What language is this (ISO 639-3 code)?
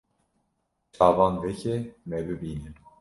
kur